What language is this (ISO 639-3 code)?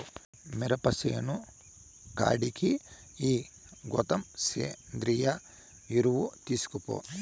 tel